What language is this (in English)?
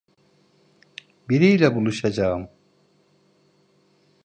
Turkish